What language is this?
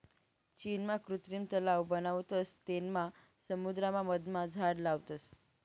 Marathi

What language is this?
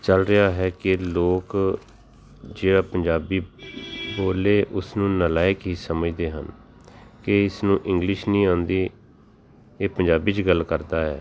Punjabi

